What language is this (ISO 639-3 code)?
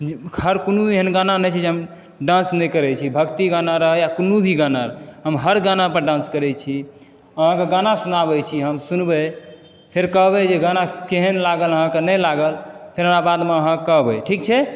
mai